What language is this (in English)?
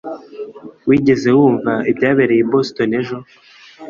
Kinyarwanda